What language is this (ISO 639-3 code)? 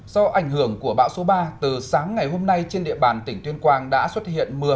vie